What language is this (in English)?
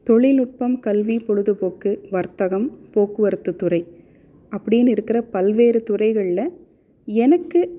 Tamil